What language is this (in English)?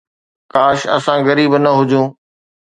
Sindhi